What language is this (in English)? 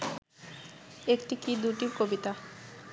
Bangla